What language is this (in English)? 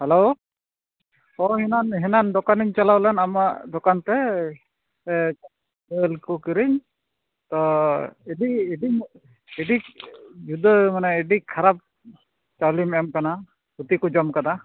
Santali